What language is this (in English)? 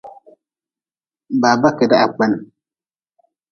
Nawdm